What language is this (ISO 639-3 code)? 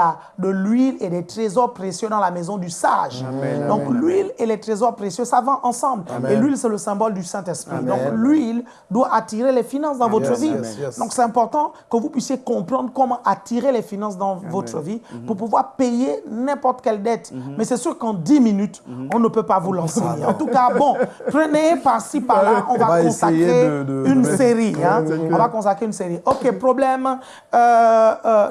fra